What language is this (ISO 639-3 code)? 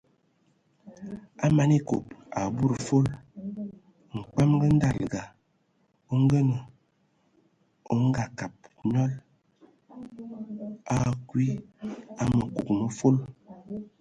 ewo